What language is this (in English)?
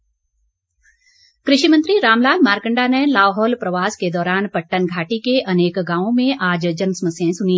Hindi